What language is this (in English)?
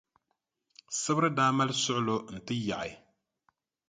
Dagbani